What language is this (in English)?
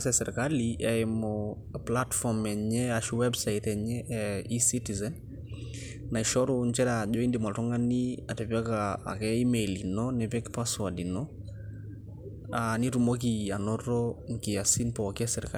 Masai